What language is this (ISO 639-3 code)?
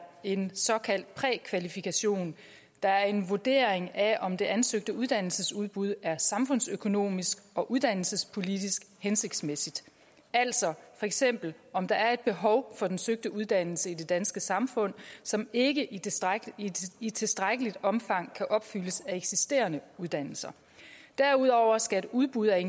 dan